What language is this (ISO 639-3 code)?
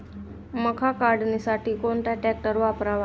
mar